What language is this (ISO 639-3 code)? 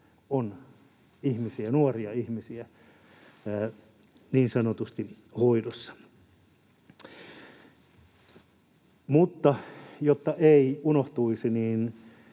fin